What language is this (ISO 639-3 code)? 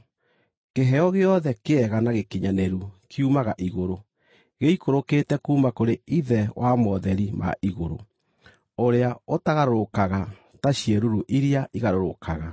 kik